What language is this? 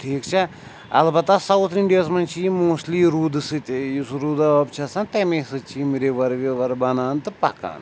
Kashmiri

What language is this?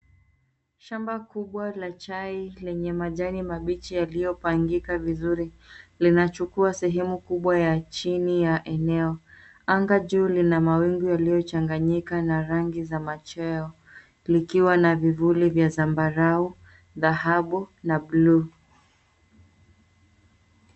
Swahili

